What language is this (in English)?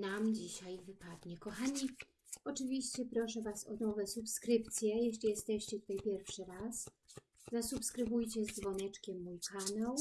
Polish